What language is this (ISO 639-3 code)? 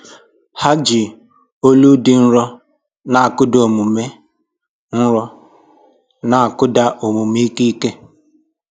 ibo